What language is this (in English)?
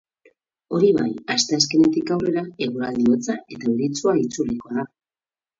Basque